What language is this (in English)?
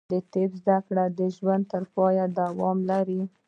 Pashto